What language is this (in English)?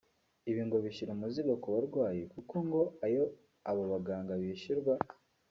Kinyarwanda